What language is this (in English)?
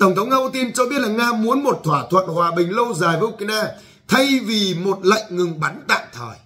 Vietnamese